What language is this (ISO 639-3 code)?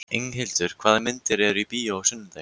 isl